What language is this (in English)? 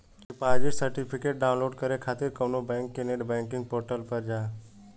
Bhojpuri